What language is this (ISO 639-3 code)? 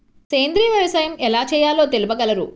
tel